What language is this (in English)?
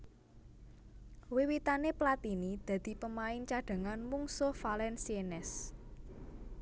Javanese